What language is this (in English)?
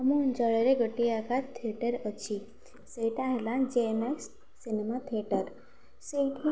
Odia